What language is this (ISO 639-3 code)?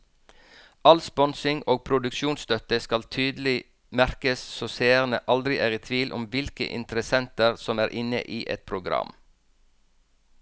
nor